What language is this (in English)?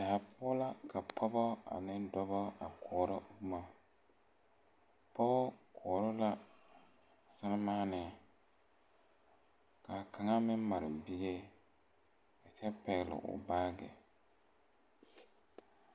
Southern Dagaare